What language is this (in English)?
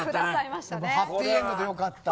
Japanese